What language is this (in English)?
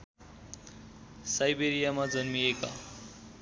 Nepali